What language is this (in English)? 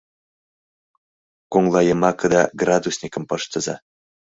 Mari